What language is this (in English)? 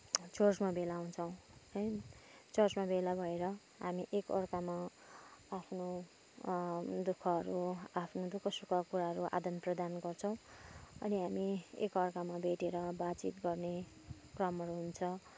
Nepali